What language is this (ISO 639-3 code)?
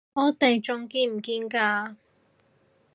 yue